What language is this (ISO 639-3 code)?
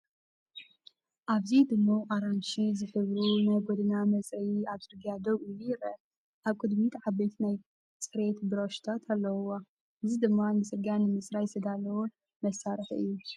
tir